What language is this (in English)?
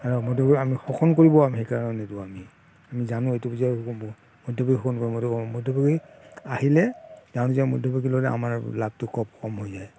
Assamese